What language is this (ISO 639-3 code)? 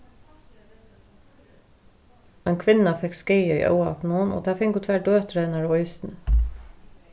fao